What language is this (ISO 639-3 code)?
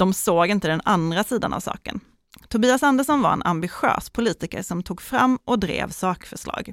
swe